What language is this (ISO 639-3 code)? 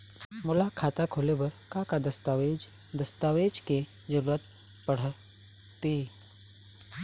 hne